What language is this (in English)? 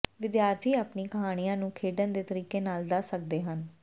Punjabi